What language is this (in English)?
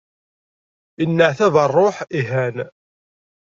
Kabyle